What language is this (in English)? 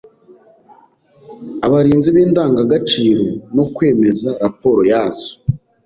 Kinyarwanda